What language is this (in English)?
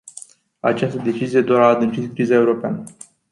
Romanian